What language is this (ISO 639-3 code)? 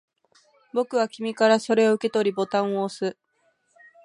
jpn